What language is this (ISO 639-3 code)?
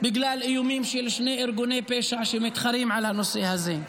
heb